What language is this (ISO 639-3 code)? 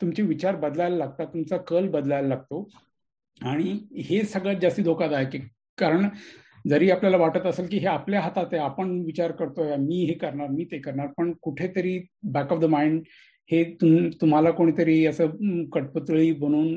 mar